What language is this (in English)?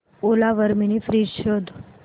Marathi